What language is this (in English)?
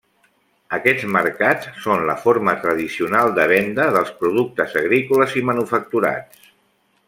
Catalan